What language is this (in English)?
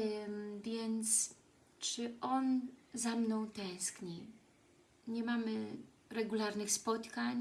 Polish